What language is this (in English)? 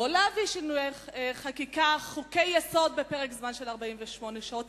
Hebrew